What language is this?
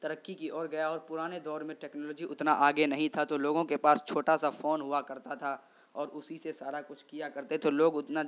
Urdu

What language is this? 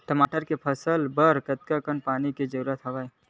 Chhattisgarhi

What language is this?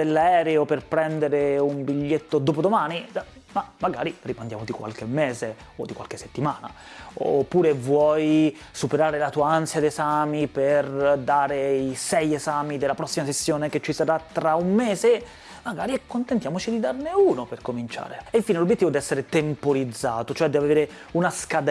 Italian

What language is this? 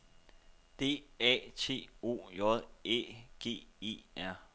Danish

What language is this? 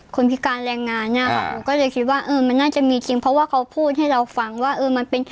Thai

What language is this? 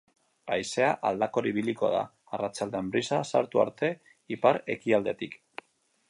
Basque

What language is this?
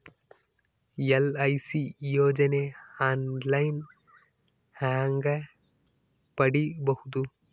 Kannada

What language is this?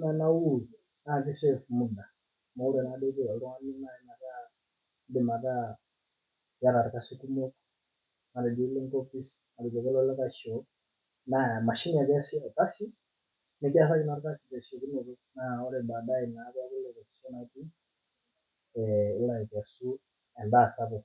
Masai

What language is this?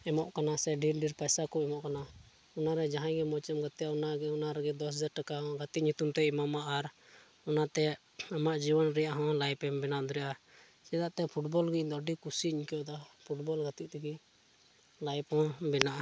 Santali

